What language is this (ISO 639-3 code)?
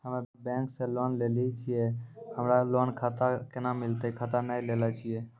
mai